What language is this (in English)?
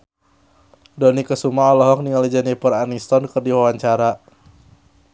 Sundanese